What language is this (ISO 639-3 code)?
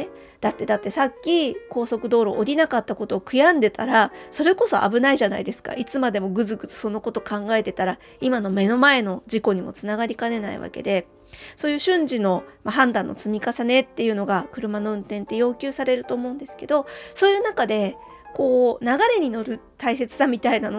jpn